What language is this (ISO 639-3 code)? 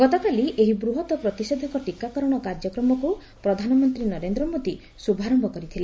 ori